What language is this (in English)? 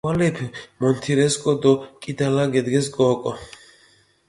Mingrelian